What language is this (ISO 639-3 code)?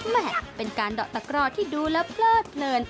tha